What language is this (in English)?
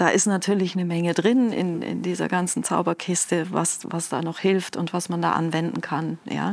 German